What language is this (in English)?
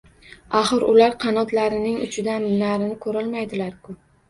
Uzbek